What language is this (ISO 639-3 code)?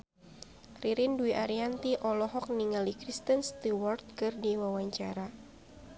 sun